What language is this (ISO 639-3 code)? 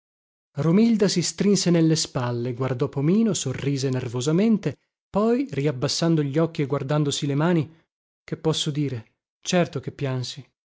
ita